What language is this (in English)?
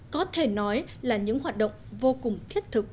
Vietnamese